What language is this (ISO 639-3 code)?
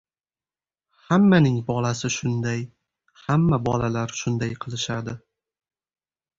uzb